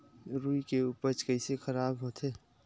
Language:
Chhattisgarhi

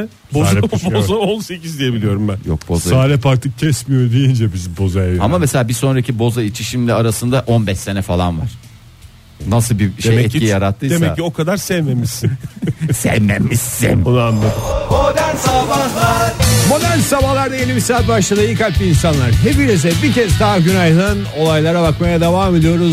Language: Turkish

